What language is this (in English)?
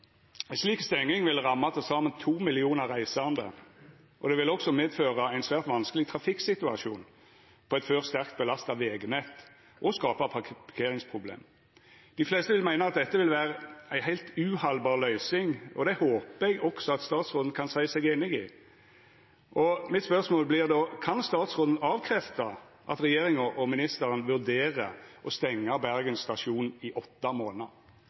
Norwegian Nynorsk